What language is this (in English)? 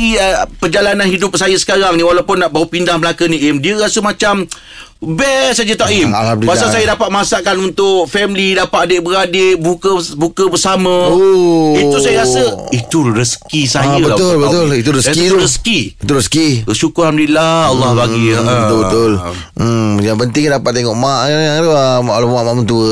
Malay